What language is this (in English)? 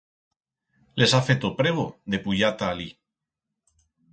Aragonese